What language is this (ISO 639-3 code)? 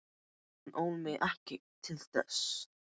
isl